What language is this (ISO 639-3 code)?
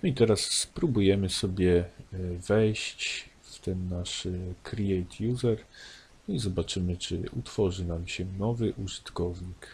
pol